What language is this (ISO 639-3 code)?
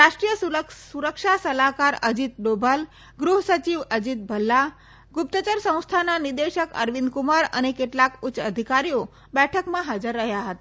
guj